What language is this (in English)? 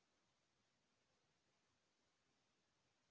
Chhattisgarhi